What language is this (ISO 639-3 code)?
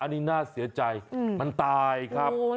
tha